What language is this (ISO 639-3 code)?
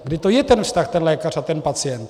ces